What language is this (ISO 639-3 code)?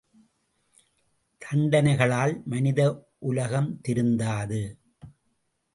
tam